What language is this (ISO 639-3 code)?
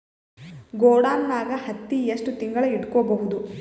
kan